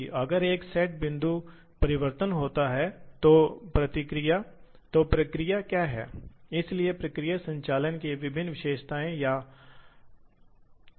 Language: Hindi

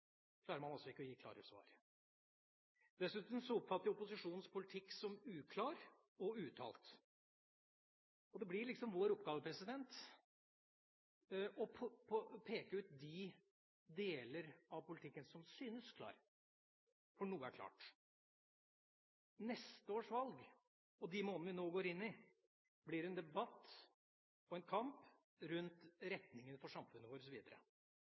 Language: Norwegian Bokmål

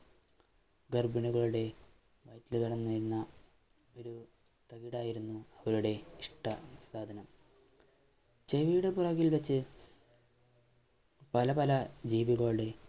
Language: Malayalam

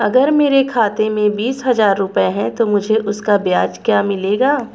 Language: Hindi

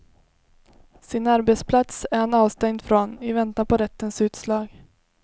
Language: Swedish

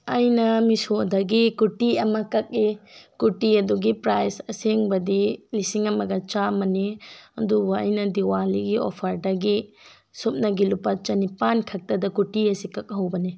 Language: Manipuri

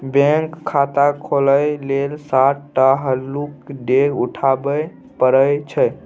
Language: Maithili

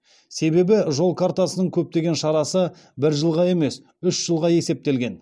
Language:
Kazakh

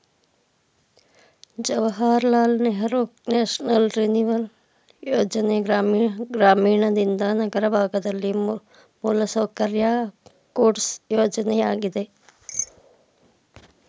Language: Kannada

